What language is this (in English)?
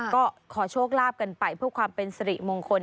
Thai